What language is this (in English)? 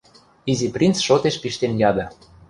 Western Mari